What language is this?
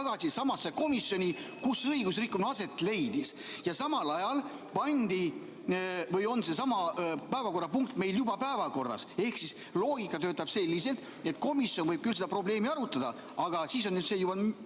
Estonian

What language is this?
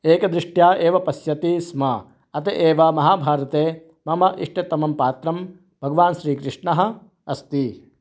Sanskrit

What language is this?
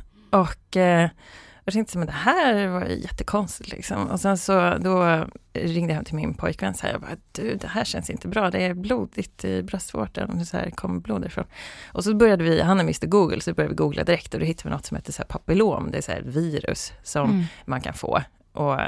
Swedish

